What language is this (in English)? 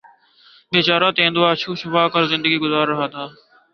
Urdu